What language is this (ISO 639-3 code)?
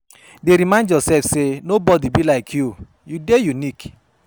pcm